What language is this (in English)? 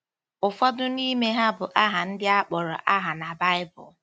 Igbo